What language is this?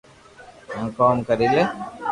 Loarki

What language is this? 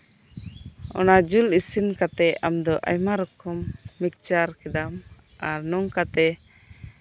Santali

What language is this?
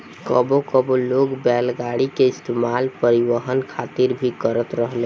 Bhojpuri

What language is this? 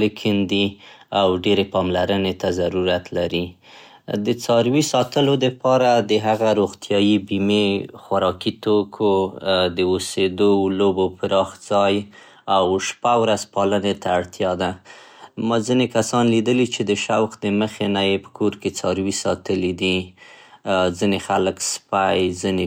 Central Pashto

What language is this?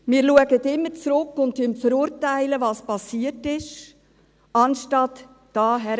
Swiss German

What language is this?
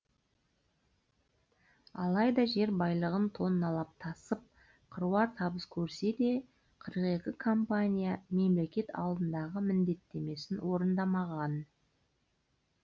Kazakh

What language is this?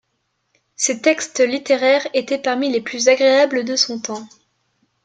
French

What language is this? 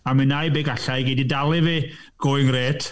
Welsh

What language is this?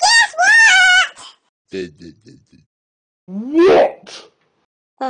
English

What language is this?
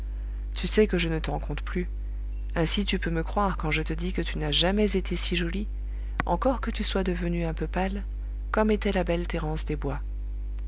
French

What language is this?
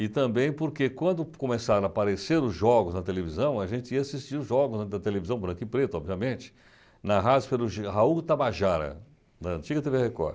Portuguese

